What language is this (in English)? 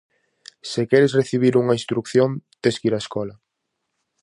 Galician